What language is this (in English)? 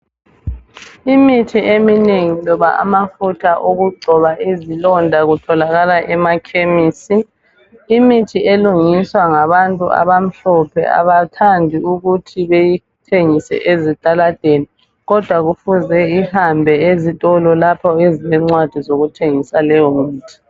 North Ndebele